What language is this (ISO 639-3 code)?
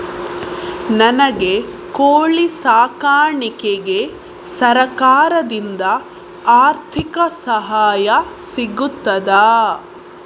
kan